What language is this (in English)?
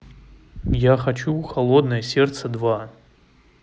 Russian